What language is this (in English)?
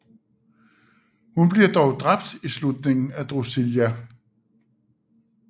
Danish